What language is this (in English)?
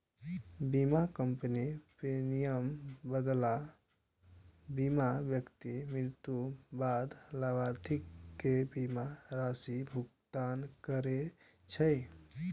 Maithili